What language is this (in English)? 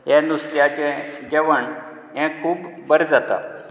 Konkani